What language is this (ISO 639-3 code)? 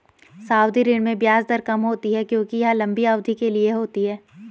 hin